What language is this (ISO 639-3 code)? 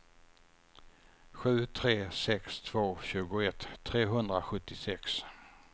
swe